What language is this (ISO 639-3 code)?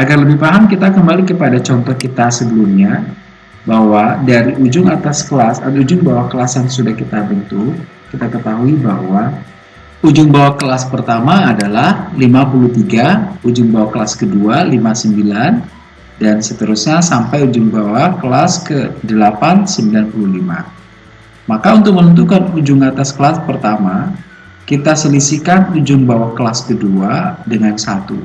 ind